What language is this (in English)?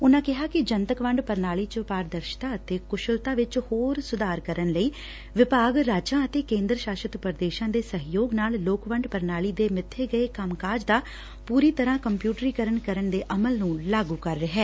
Punjabi